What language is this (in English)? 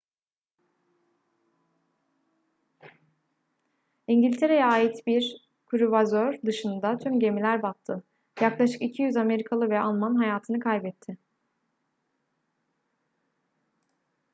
Turkish